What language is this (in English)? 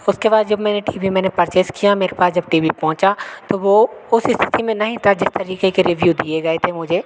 Hindi